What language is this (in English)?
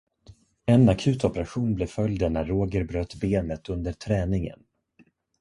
Swedish